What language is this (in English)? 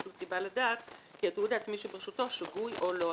Hebrew